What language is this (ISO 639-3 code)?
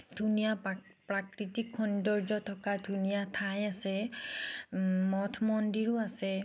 asm